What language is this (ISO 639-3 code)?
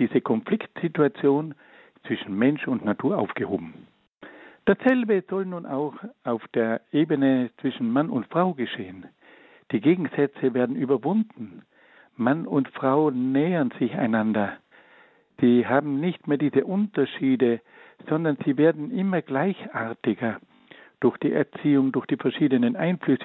deu